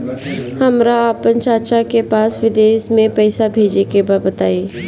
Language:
Bhojpuri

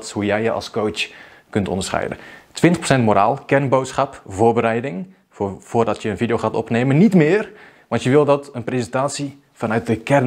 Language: Dutch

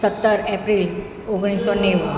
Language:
Gujarati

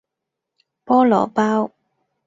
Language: Cantonese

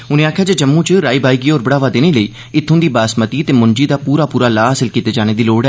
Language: Dogri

